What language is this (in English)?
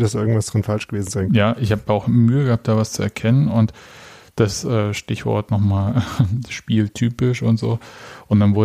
German